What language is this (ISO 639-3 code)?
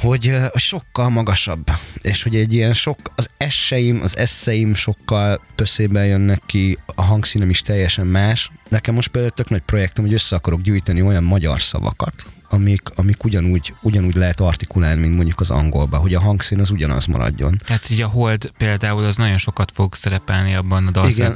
hun